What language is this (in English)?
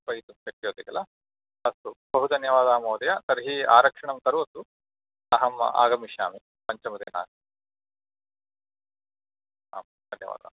Sanskrit